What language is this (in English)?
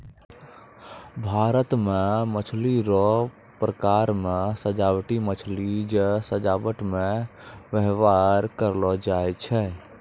Maithili